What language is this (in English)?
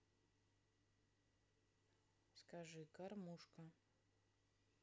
Russian